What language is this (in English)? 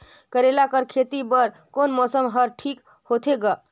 Chhattisgarhi